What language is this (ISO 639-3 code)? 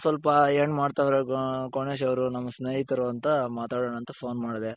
kan